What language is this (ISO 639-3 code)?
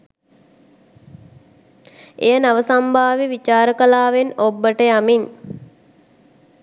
sin